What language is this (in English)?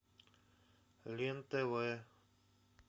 Russian